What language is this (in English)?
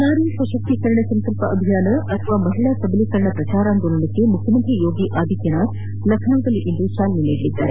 Kannada